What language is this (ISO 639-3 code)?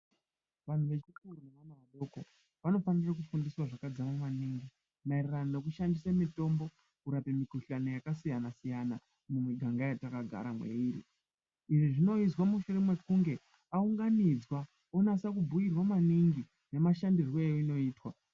ndc